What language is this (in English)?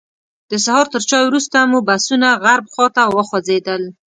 Pashto